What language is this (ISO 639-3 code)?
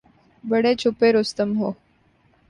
urd